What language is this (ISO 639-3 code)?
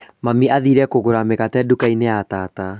kik